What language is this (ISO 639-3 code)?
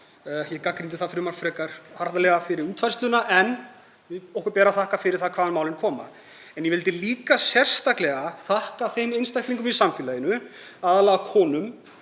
isl